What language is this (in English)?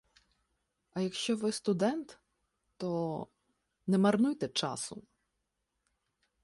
Ukrainian